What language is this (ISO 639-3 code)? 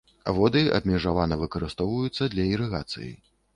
bel